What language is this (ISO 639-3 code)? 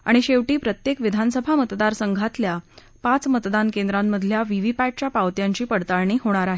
mar